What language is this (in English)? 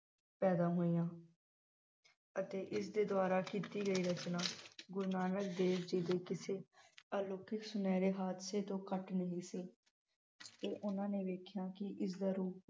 Punjabi